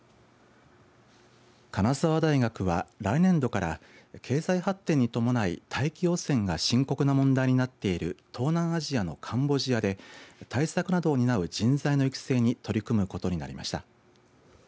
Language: Japanese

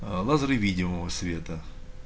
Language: Russian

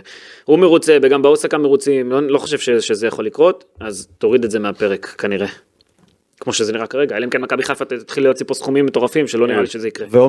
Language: Hebrew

